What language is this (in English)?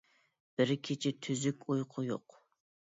Uyghur